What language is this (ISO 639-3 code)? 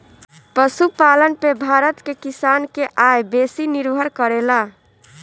bho